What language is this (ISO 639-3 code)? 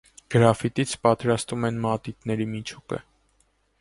hye